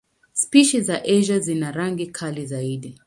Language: Swahili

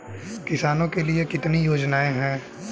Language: Hindi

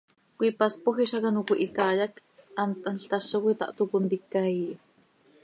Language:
Seri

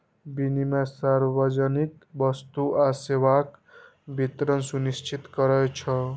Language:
Maithili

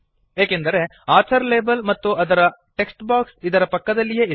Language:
Kannada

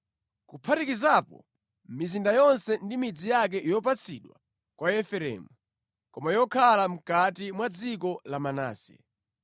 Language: Nyanja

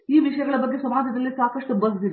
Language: Kannada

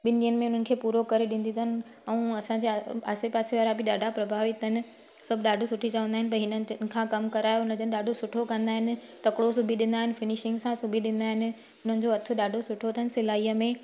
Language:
Sindhi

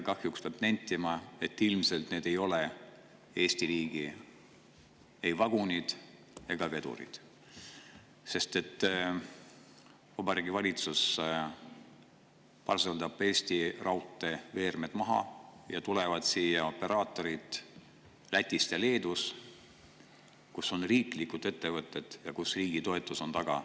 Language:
Estonian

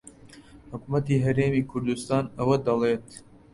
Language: Central Kurdish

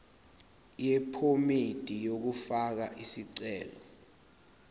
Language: Zulu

